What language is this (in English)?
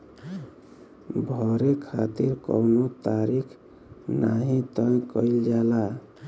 Bhojpuri